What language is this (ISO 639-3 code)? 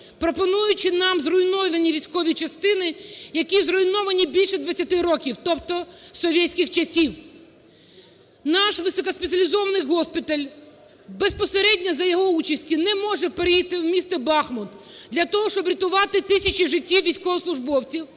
ukr